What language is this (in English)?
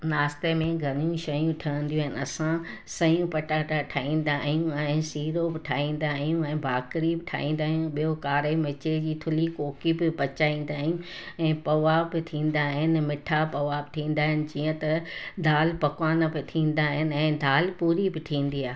Sindhi